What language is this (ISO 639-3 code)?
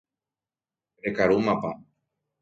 grn